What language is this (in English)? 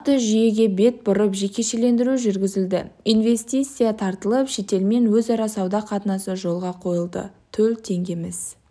Kazakh